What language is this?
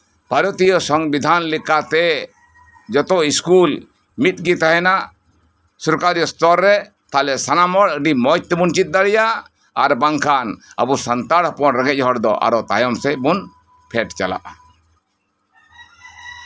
Santali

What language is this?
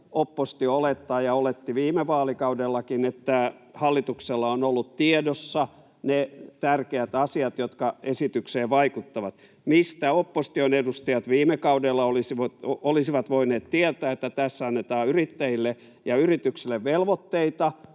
Finnish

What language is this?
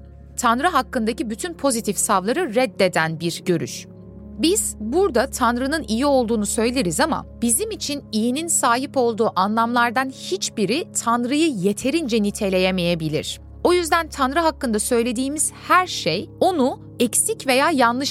Turkish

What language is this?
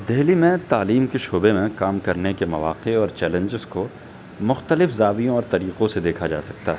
Urdu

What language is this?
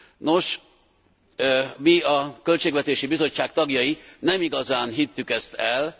Hungarian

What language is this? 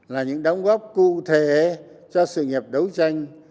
Vietnamese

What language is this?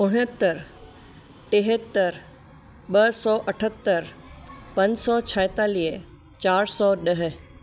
Sindhi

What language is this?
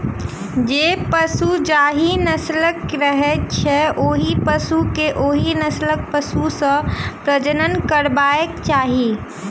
Maithili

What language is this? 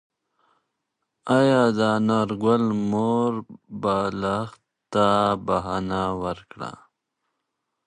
Pashto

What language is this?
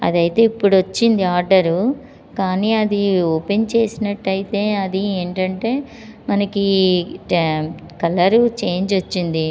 Telugu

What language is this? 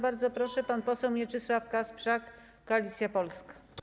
Polish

